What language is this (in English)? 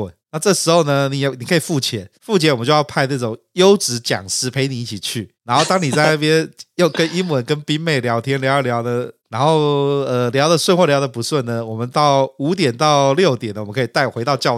Chinese